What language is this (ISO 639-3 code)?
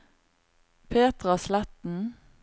nor